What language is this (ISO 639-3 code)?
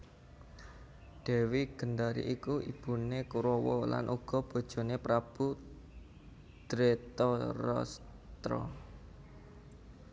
jav